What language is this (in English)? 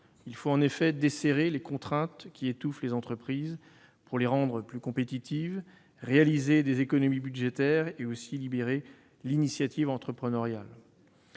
French